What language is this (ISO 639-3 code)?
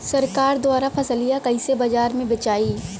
bho